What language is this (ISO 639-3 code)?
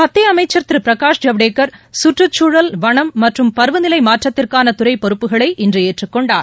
tam